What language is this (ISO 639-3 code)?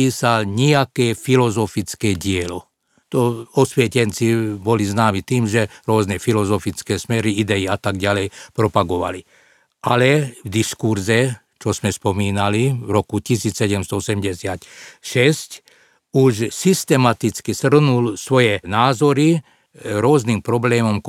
slk